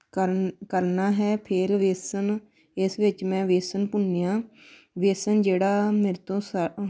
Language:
Punjabi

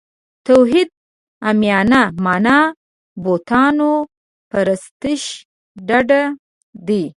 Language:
Pashto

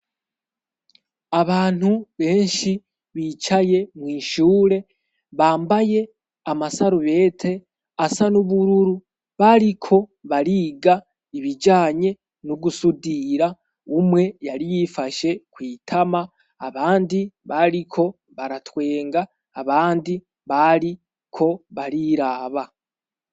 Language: Rundi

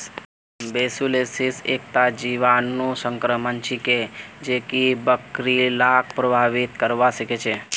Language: Magahi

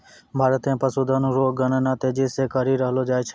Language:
Maithili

